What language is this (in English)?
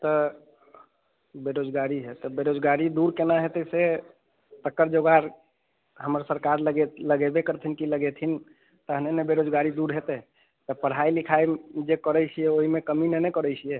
Maithili